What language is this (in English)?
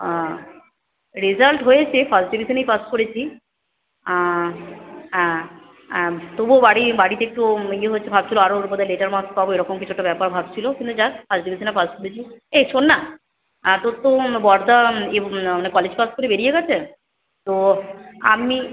Bangla